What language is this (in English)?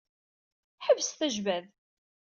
Kabyle